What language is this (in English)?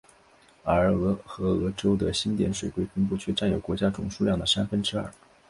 Chinese